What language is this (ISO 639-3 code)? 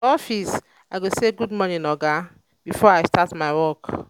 pcm